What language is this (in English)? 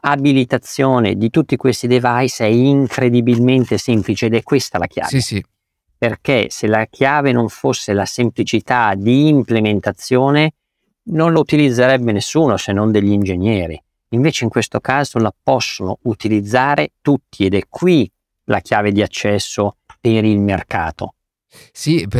Italian